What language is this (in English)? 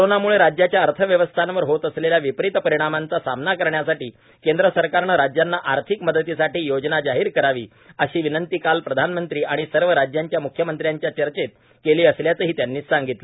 Marathi